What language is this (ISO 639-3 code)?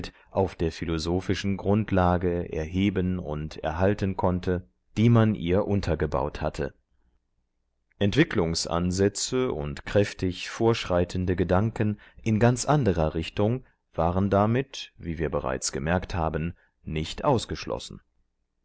deu